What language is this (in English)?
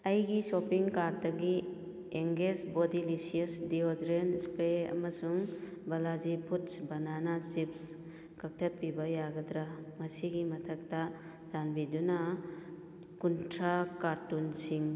Manipuri